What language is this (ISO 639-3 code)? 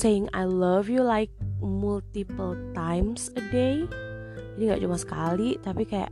ind